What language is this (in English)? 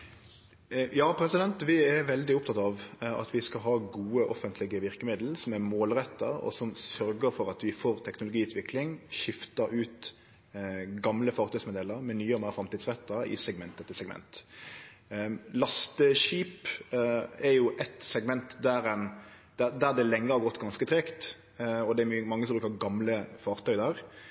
Norwegian Nynorsk